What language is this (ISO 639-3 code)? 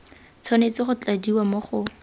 tsn